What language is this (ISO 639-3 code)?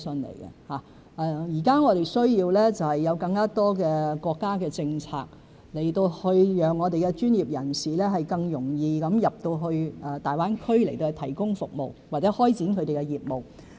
yue